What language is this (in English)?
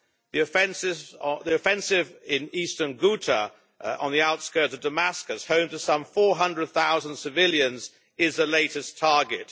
English